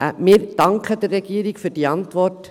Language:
Swiss German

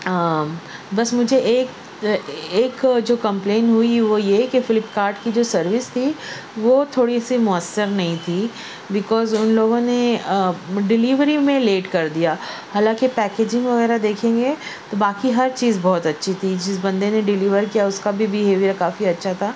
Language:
Urdu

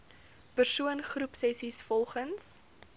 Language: Afrikaans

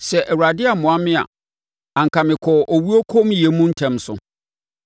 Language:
Akan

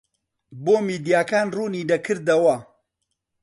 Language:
Central Kurdish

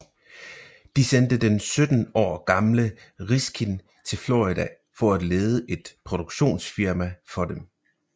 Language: Danish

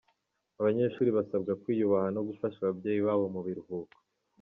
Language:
Kinyarwanda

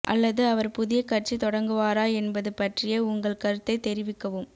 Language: Tamil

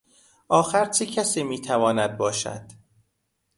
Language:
Persian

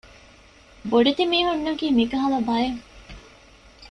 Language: Divehi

